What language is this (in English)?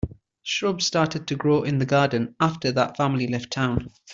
English